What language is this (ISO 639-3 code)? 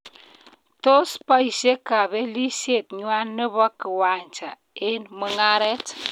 kln